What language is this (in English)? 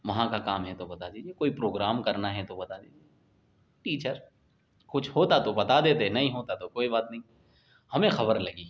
Urdu